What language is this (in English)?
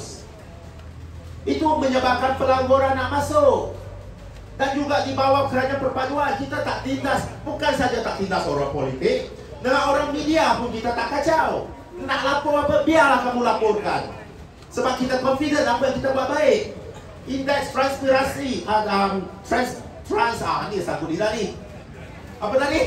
Malay